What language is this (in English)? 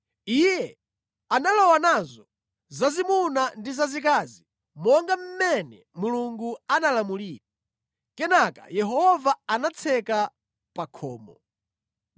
Nyanja